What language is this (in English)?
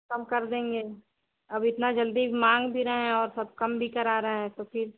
Hindi